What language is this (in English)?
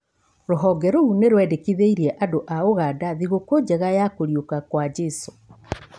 Kikuyu